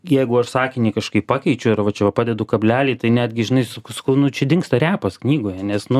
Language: Lithuanian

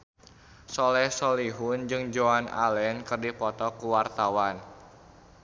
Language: Sundanese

